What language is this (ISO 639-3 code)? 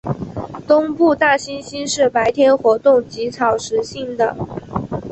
zho